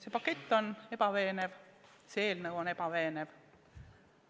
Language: Estonian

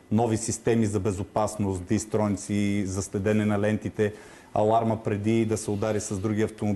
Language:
Bulgarian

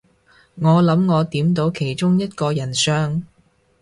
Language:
Cantonese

